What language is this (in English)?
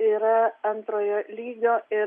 Lithuanian